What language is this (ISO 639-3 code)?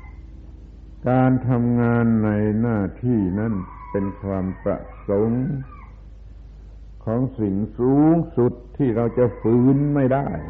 tha